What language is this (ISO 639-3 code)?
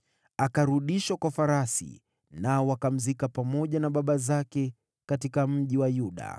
swa